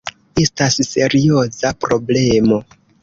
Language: Esperanto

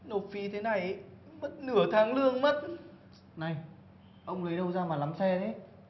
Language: Vietnamese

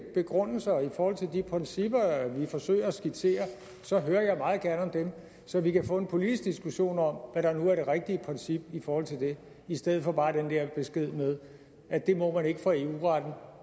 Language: Danish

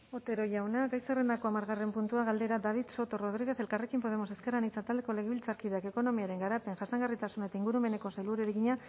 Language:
Basque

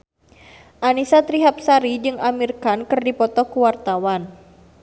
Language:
Sundanese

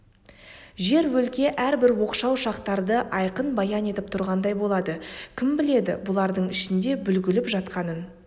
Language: Kazakh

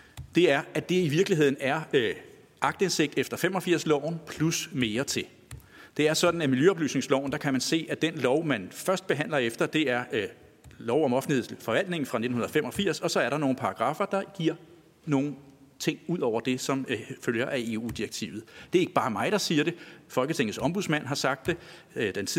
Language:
Danish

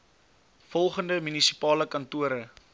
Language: Afrikaans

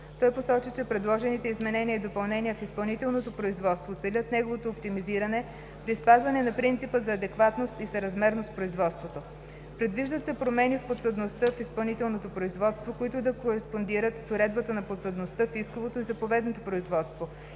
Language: Bulgarian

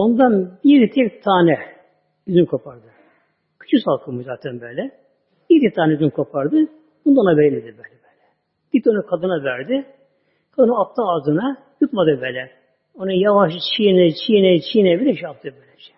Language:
Turkish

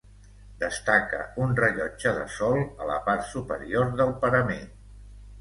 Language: Catalan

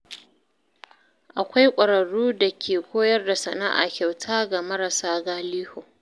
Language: Hausa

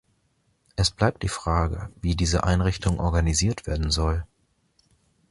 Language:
German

